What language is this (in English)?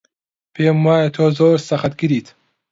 Central Kurdish